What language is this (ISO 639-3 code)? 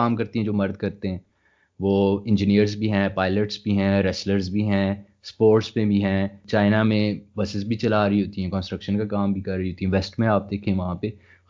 urd